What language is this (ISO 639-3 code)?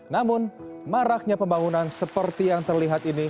ind